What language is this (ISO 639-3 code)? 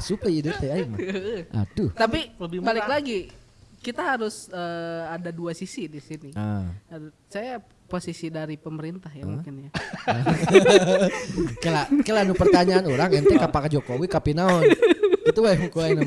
ind